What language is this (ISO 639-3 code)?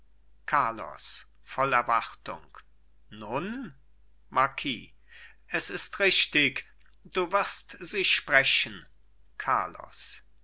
deu